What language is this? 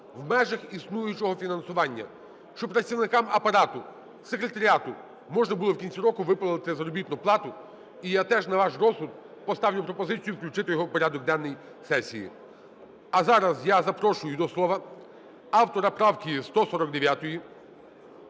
Ukrainian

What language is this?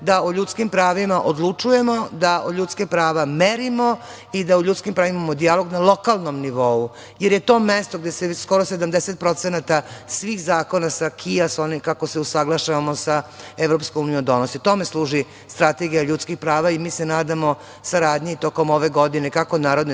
Serbian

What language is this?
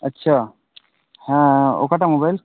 Santali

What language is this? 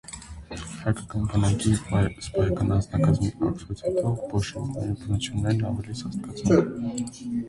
Armenian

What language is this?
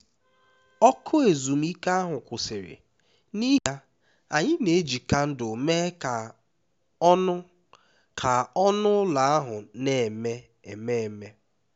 Igbo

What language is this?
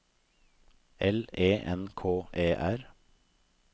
Norwegian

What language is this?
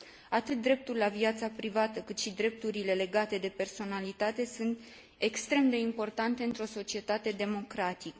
Romanian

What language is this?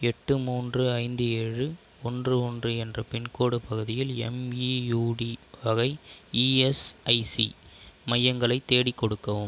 Tamil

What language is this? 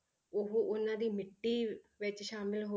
Punjabi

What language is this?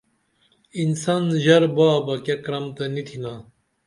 Dameli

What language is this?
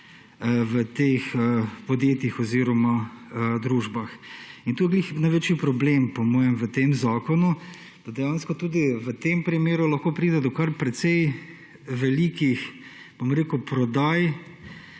Slovenian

